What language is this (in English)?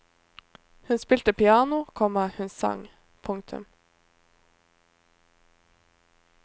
Norwegian